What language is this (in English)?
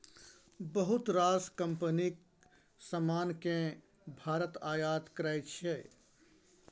Maithili